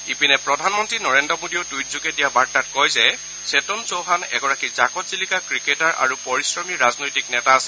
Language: Assamese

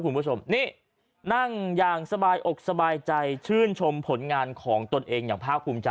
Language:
Thai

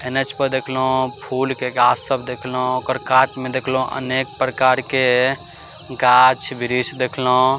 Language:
Maithili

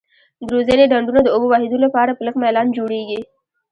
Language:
Pashto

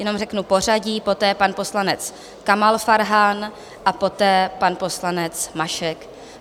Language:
Czech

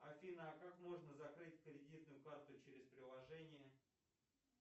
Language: Russian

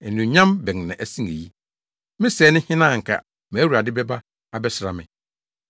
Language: Akan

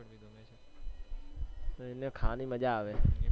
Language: Gujarati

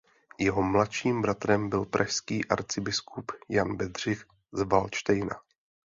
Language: Czech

